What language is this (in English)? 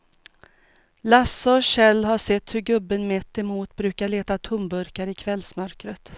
Swedish